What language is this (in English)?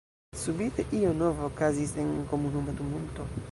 Esperanto